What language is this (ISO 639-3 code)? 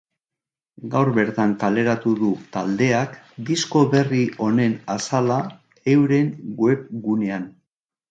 eus